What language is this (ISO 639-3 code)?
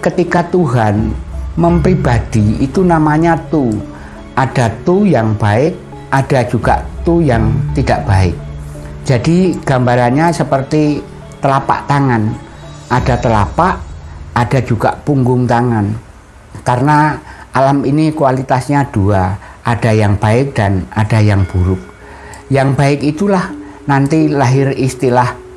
ind